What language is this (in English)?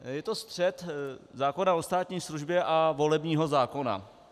Czech